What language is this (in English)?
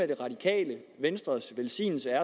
Danish